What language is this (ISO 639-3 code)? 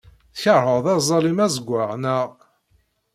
kab